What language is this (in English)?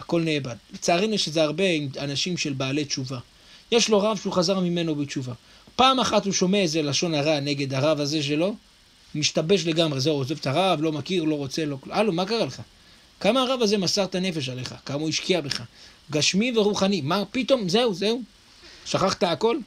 Hebrew